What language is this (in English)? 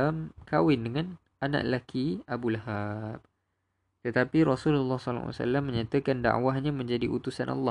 Malay